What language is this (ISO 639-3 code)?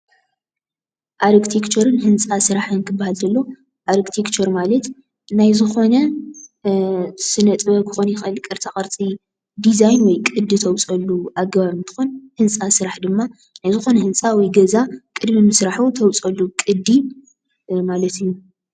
tir